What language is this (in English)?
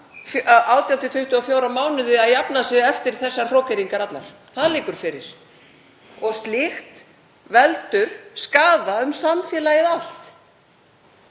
Icelandic